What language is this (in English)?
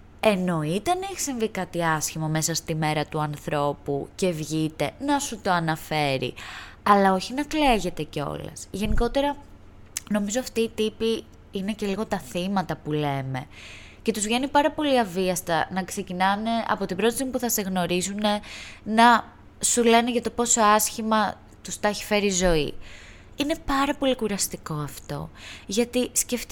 Greek